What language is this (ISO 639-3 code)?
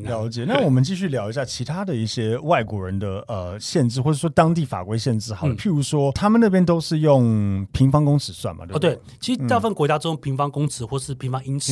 zho